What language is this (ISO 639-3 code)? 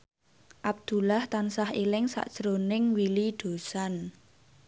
jav